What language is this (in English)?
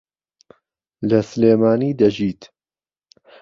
Central Kurdish